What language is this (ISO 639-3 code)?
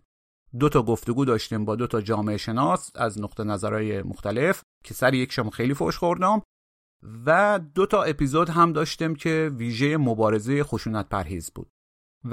fas